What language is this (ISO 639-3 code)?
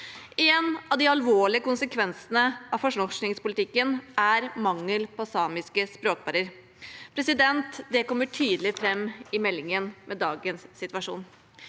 nor